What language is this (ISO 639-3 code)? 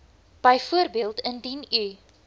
afr